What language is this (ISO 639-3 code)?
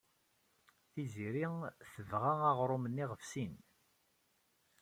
kab